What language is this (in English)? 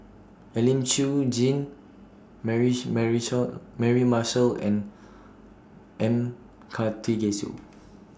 English